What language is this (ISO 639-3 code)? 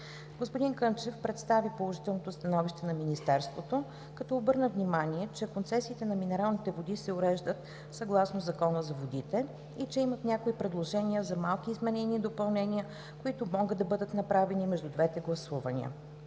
bul